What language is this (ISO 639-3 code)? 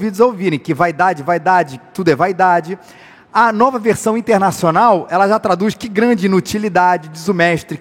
por